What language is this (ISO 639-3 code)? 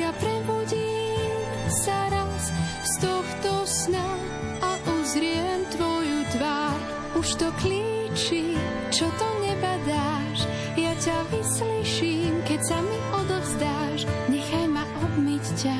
slk